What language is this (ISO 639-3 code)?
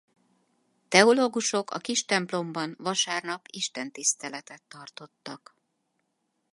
hun